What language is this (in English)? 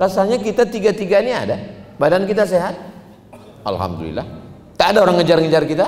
Indonesian